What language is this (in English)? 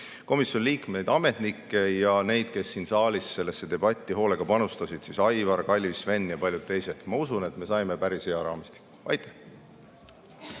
Estonian